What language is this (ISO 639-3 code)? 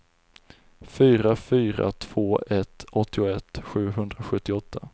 swe